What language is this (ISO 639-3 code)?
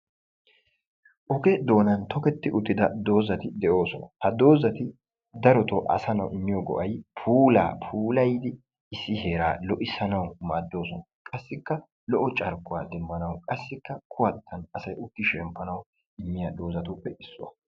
wal